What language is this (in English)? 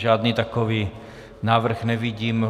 Czech